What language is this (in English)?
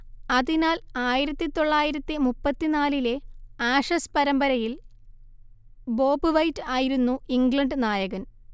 Malayalam